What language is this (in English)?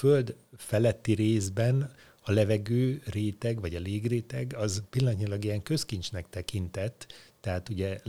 Hungarian